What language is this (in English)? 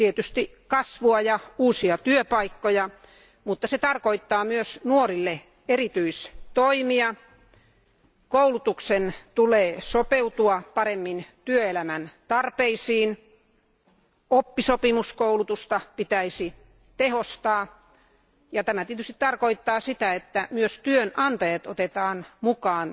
Finnish